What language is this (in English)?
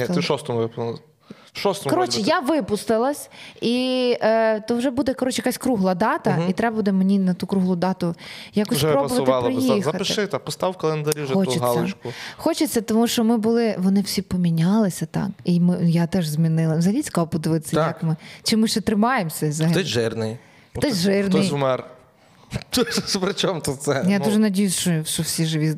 Ukrainian